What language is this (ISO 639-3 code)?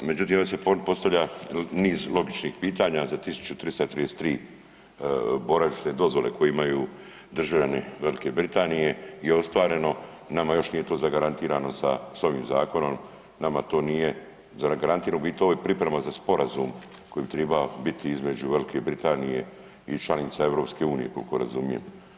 hrv